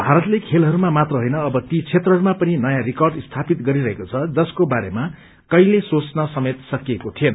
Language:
Nepali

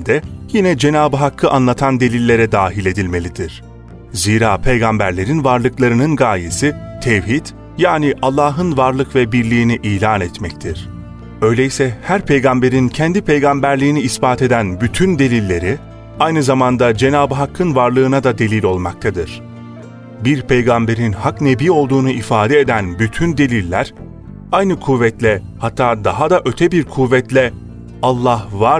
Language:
Turkish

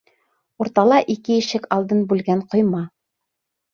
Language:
Bashkir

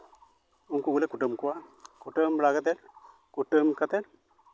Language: Santali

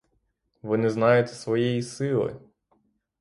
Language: Ukrainian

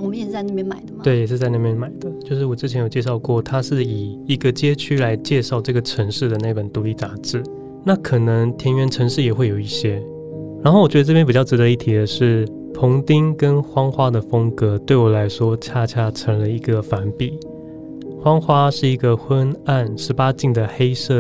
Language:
Chinese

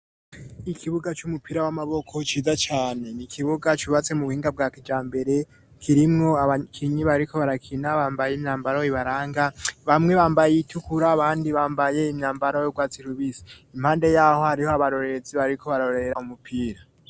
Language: Rundi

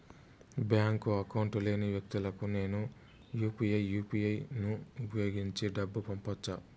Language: Telugu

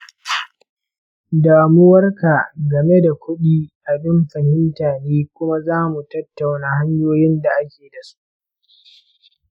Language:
Hausa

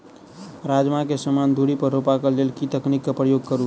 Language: Maithili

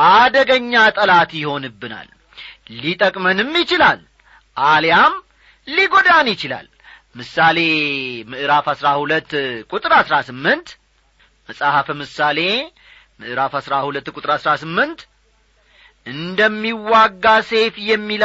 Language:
Amharic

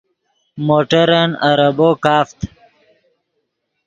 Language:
Yidgha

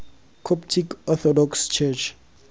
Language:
Tswana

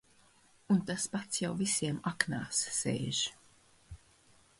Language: Latvian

